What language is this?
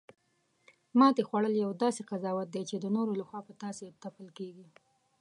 Pashto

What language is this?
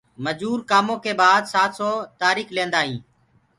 Gurgula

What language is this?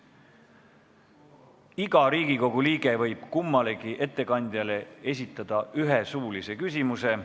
Estonian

